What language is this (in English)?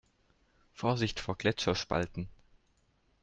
German